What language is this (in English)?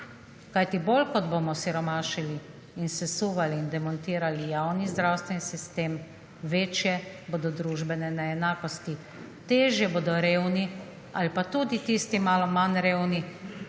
Slovenian